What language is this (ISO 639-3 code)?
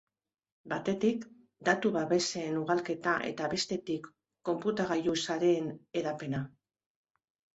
eus